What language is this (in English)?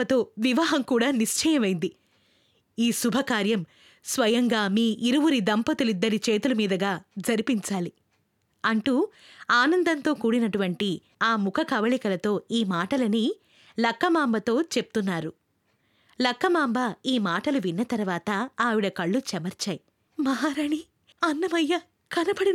Telugu